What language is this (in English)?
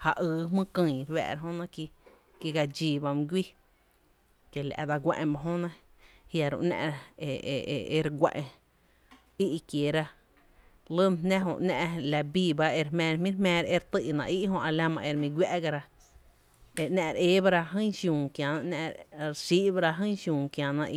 Tepinapa Chinantec